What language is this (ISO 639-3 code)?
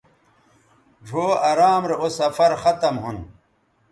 btv